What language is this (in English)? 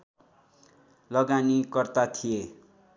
Nepali